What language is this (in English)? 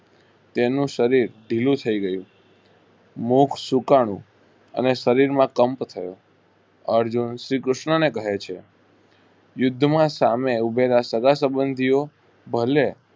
Gujarati